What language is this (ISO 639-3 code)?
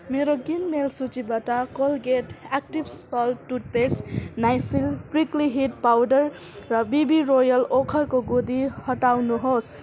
nep